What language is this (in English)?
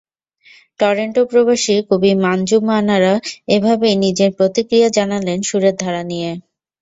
Bangla